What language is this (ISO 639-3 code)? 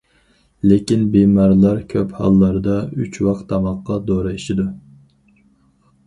uig